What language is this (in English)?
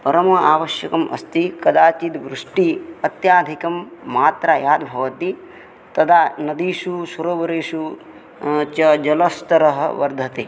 Sanskrit